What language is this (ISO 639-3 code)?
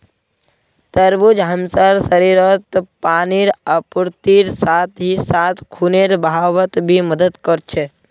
mag